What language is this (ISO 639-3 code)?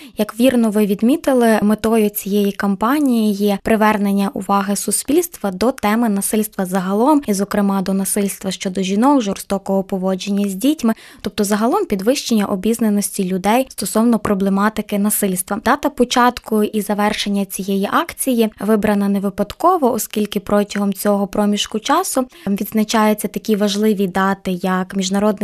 ukr